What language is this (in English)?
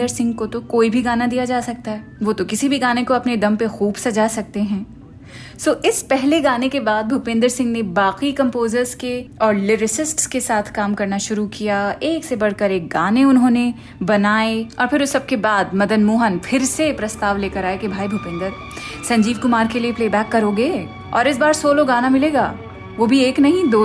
Hindi